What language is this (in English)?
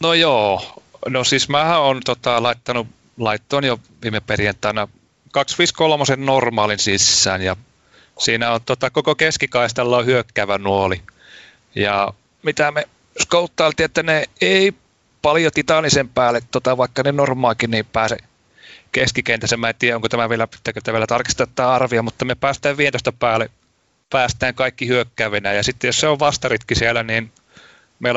Finnish